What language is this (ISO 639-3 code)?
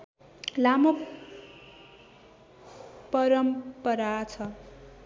nep